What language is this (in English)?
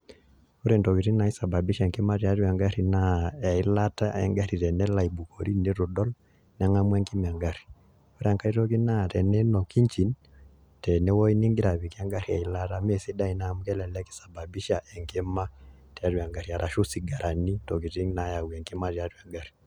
Masai